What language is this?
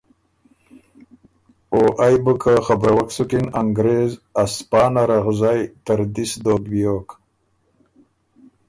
Ormuri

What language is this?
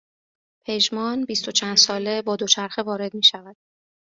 Persian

